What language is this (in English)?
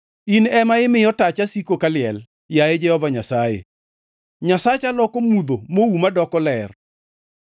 Luo (Kenya and Tanzania)